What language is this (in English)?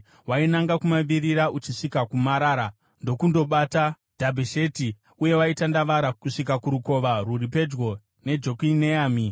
Shona